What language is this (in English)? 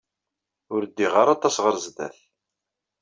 Kabyle